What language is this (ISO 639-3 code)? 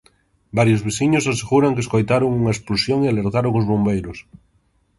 glg